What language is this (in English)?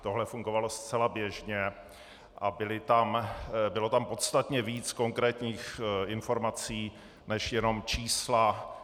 Czech